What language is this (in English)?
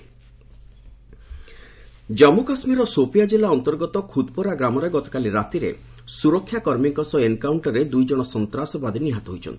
Odia